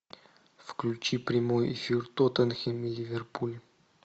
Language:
Russian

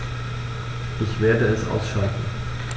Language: German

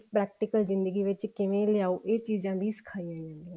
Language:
Punjabi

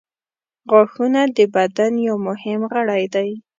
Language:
Pashto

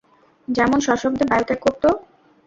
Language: Bangla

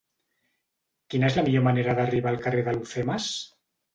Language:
Catalan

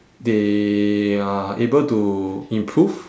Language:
English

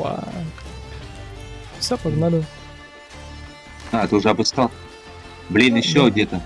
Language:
Russian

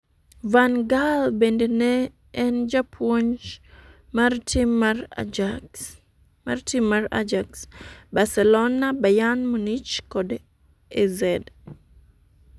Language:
Luo (Kenya and Tanzania)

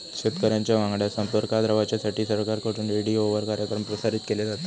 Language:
Marathi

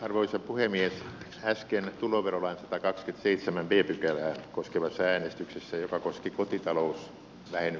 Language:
Finnish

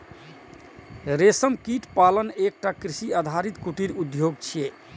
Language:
Maithili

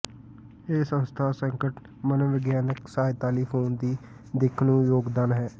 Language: Punjabi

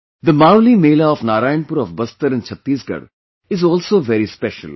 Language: English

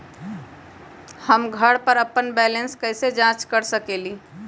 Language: Magahi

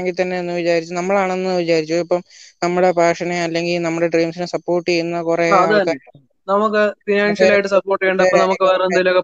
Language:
Malayalam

